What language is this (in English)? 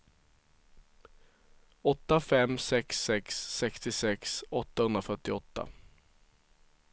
Swedish